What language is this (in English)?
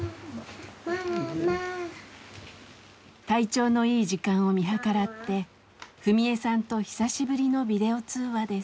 Japanese